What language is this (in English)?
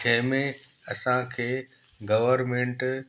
Sindhi